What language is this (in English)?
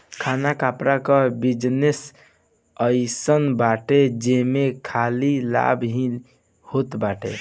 Bhojpuri